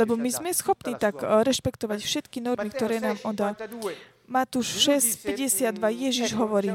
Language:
Slovak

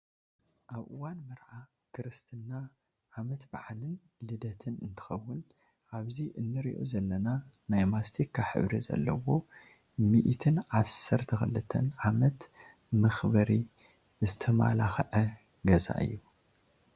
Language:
Tigrinya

